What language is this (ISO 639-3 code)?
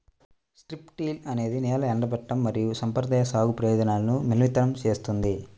tel